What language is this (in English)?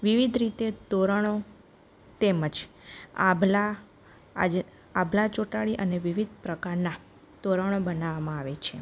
Gujarati